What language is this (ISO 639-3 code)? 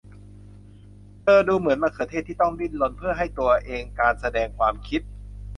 tha